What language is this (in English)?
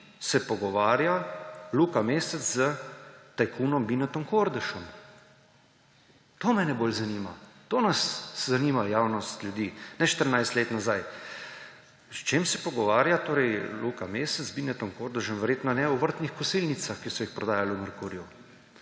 Slovenian